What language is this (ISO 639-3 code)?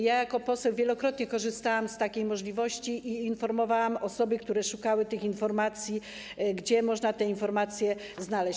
pol